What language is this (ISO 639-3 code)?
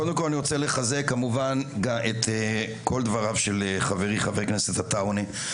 heb